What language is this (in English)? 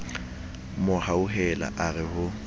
Southern Sotho